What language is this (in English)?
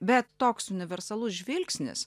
Lithuanian